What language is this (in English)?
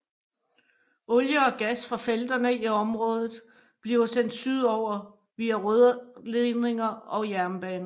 Danish